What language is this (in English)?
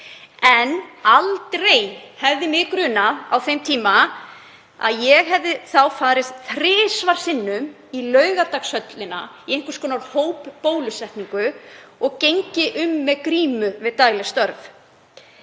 Icelandic